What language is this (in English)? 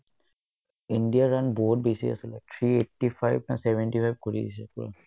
Assamese